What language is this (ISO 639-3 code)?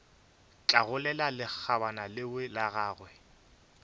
nso